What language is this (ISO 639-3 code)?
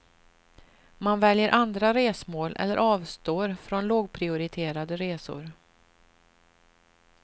swe